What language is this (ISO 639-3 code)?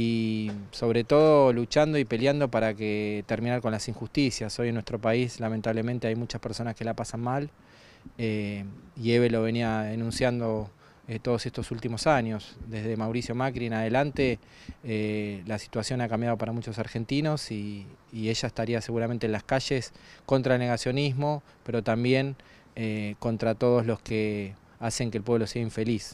spa